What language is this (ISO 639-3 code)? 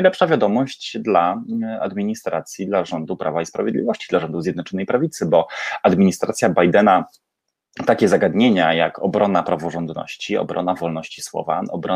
pol